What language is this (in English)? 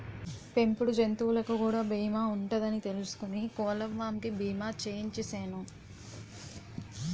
Telugu